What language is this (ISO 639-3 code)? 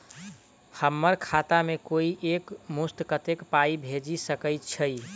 mai